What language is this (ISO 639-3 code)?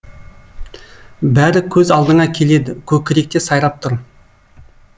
kaz